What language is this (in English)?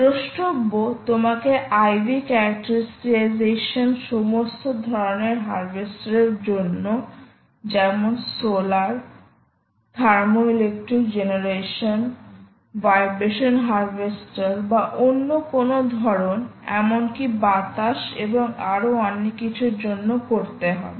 Bangla